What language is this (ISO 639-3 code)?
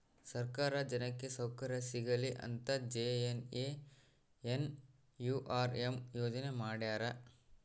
kan